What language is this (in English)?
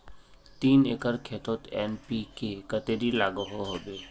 Magahi